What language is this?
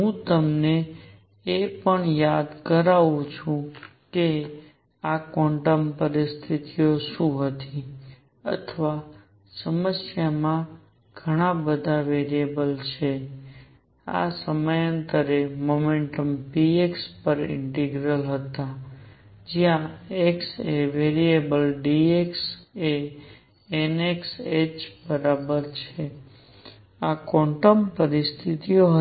Gujarati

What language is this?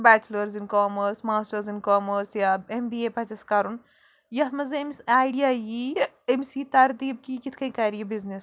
Kashmiri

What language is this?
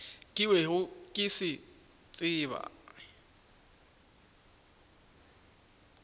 Northern Sotho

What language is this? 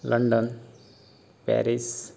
Konkani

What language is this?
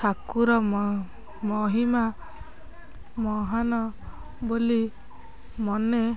Odia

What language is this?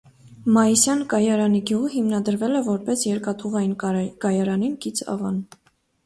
Armenian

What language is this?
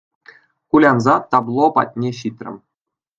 Chuvash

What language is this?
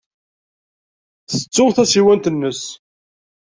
Kabyle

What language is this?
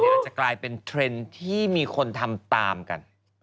Thai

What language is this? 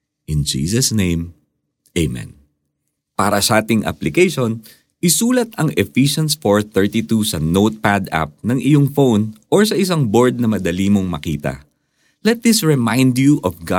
Filipino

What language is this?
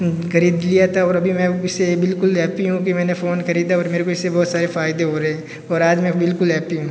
Hindi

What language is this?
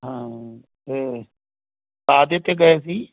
Punjabi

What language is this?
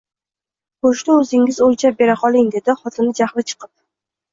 Uzbek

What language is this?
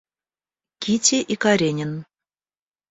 Russian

